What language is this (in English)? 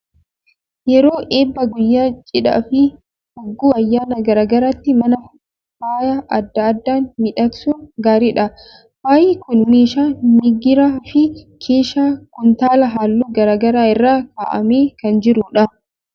Oromo